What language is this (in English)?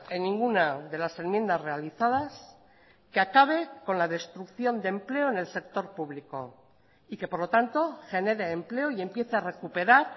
Spanish